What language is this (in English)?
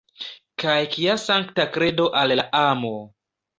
Esperanto